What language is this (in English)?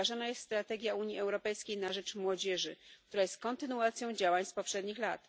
Polish